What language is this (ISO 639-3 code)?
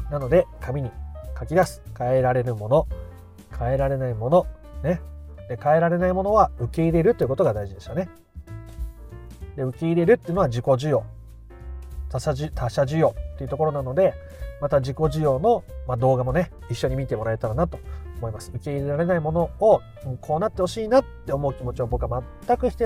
jpn